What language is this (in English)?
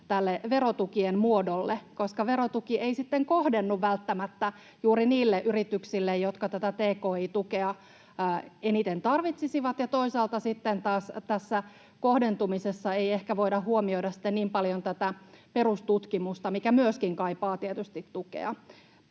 Finnish